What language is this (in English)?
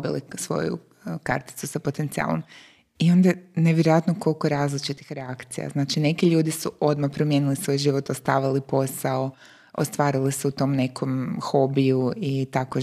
Croatian